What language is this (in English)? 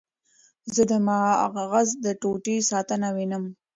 Pashto